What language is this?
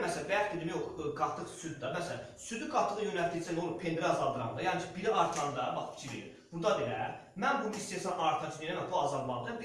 Azerbaijani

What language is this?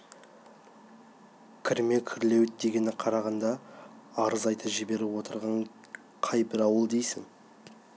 Kazakh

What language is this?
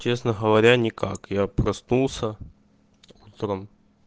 Russian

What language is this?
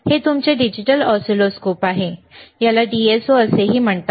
Marathi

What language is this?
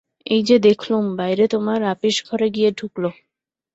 Bangla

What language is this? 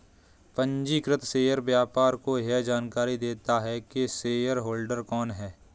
Hindi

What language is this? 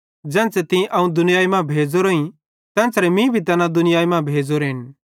Bhadrawahi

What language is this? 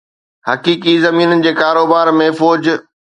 Sindhi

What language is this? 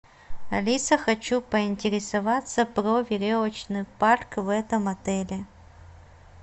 Russian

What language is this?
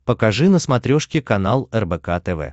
Russian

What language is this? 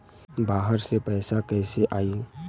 Bhojpuri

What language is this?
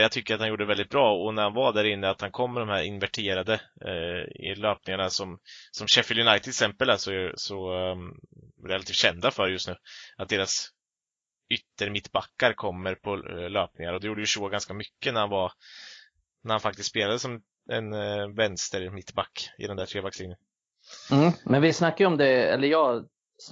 Swedish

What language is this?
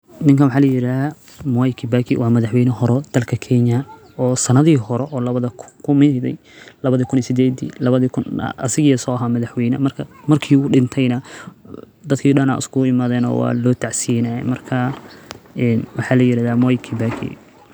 Somali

